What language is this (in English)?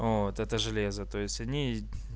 Russian